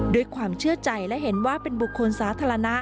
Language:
Thai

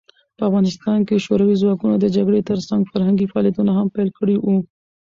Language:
Pashto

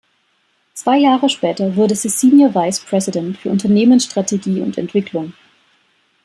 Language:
German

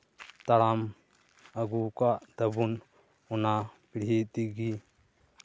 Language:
Santali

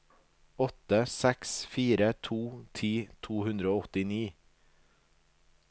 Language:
Norwegian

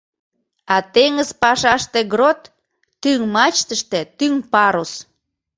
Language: Mari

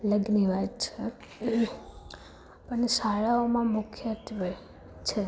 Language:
Gujarati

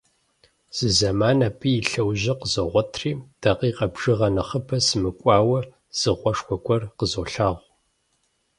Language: Kabardian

